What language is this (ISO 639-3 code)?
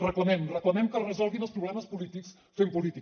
cat